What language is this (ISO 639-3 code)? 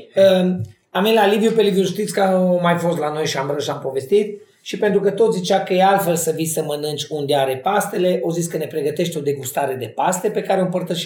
ron